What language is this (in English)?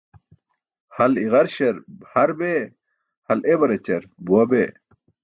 Burushaski